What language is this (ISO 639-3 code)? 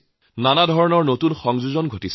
asm